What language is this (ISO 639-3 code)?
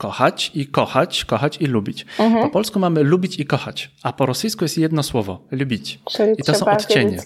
pol